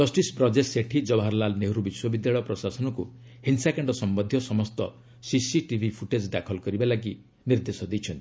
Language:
Odia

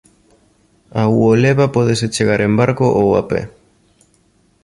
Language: Galician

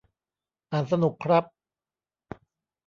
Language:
Thai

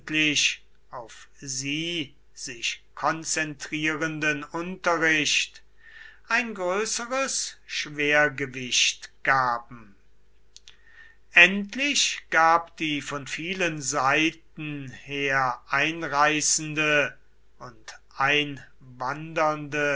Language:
German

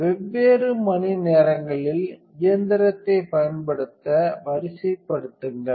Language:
Tamil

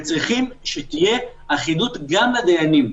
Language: Hebrew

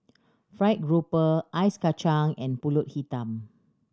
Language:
English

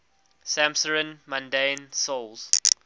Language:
English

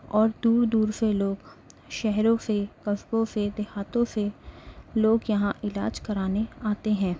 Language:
Urdu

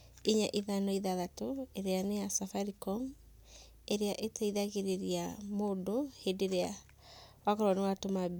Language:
Kikuyu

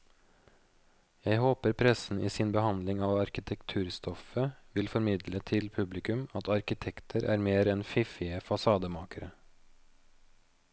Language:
Norwegian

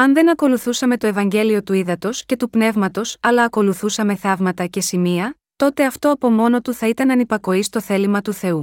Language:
Greek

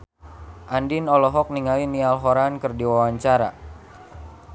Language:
Sundanese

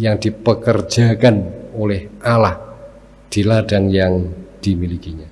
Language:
Indonesian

